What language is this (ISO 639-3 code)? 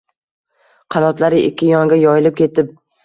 uzb